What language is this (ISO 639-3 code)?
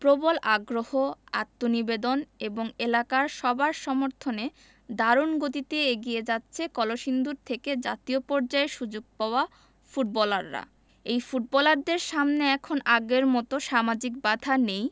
ben